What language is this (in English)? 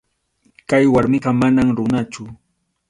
Arequipa-La Unión Quechua